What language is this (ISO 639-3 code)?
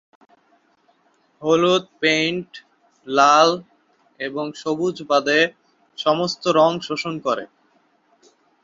ben